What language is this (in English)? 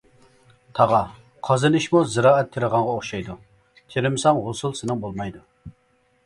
Uyghur